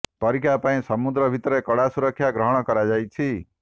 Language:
Odia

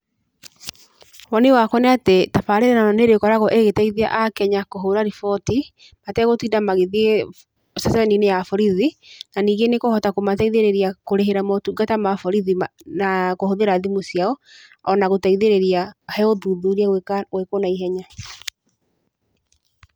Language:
Kikuyu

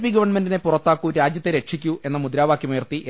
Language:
Malayalam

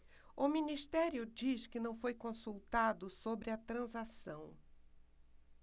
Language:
Portuguese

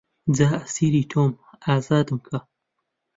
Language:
Central Kurdish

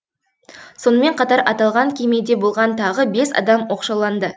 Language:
Kazakh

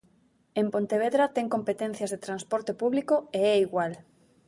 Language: Galician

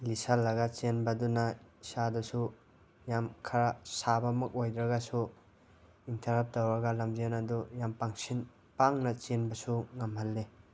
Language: Manipuri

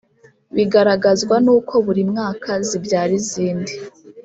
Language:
Kinyarwanda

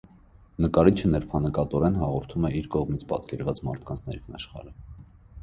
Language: Armenian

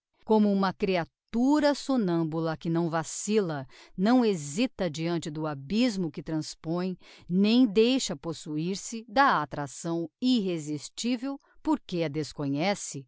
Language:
Portuguese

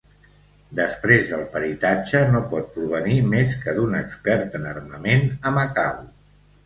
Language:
Catalan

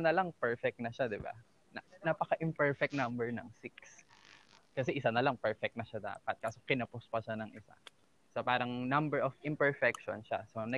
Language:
Filipino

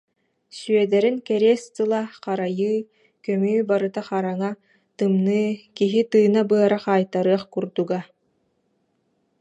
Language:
Yakut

